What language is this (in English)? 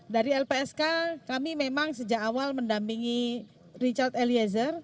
Indonesian